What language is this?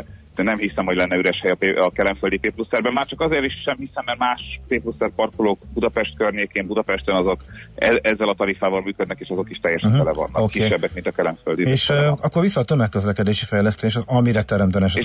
Hungarian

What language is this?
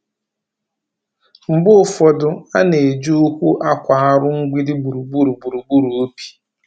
Igbo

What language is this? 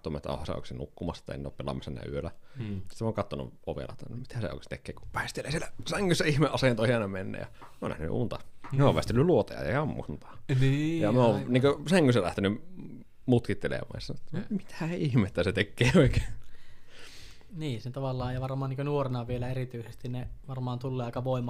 Finnish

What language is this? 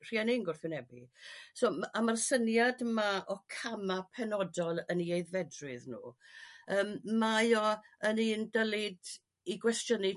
Welsh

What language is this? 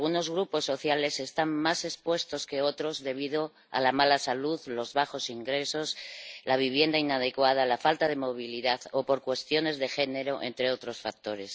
Spanish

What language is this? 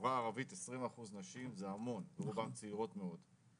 Hebrew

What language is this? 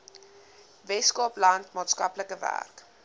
Afrikaans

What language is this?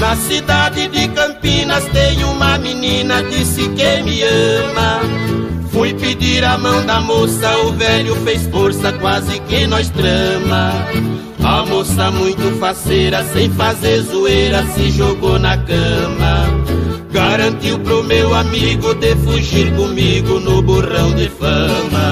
Portuguese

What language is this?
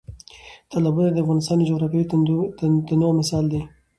Pashto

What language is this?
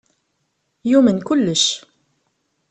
Kabyle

